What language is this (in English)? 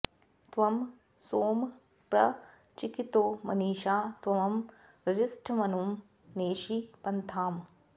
Sanskrit